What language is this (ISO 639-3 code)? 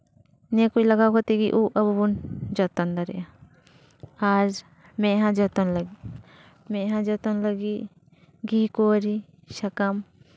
sat